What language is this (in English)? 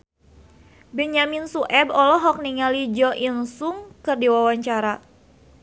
Sundanese